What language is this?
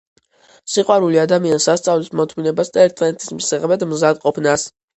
Georgian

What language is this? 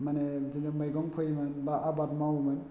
Bodo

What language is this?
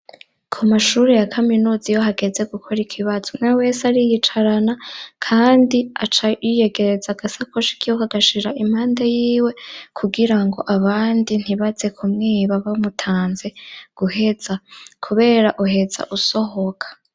Rundi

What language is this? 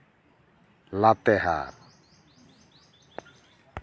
Santali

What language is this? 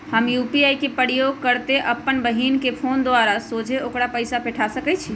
Magahi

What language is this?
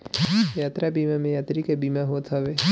Bhojpuri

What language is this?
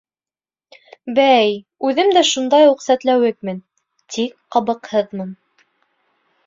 Bashkir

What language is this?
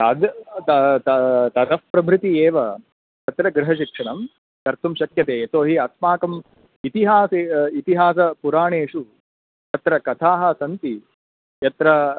Sanskrit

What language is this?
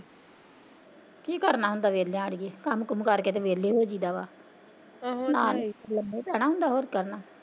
Punjabi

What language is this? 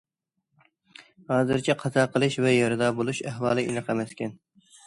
Uyghur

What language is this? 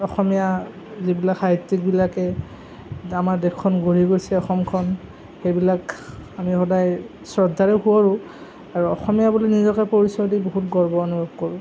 Assamese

